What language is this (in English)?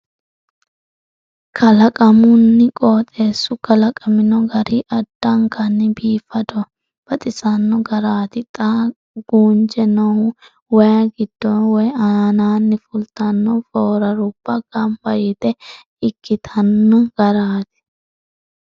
Sidamo